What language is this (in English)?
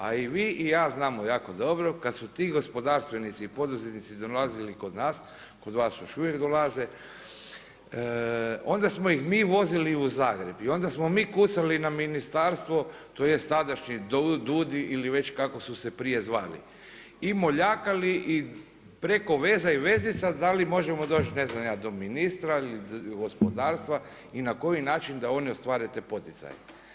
Croatian